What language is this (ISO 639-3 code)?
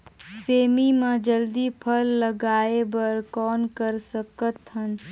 hne